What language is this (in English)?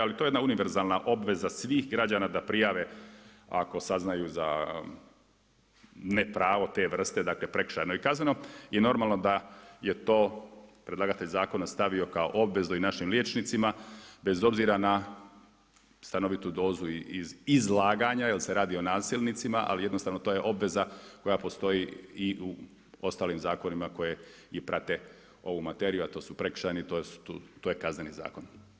Croatian